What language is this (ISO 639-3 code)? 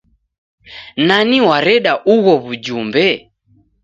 dav